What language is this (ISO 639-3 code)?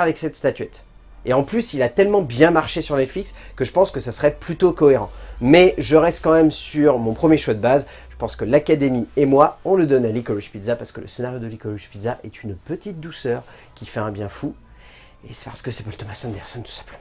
fra